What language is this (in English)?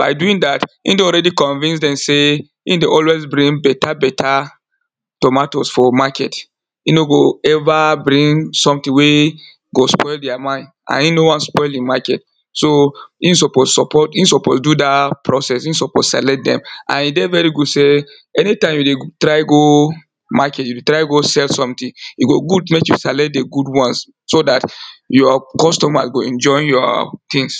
Nigerian Pidgin